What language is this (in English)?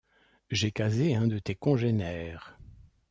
French